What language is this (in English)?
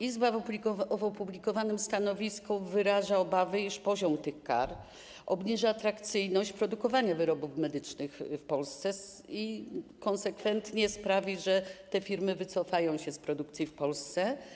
Polish